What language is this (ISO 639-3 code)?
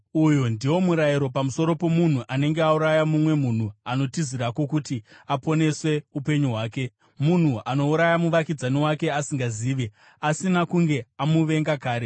sna